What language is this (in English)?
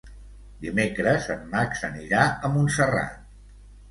Catalan